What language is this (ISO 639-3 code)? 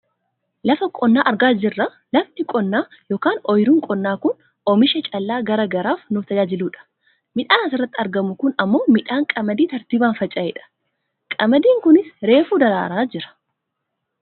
orm